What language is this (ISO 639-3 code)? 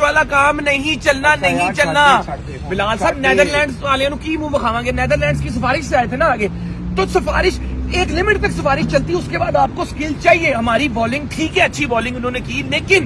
hin